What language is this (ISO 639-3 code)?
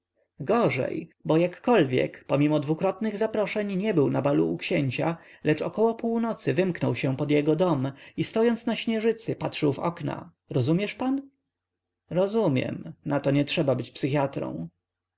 pol